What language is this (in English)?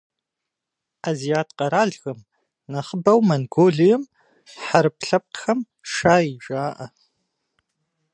Kabardian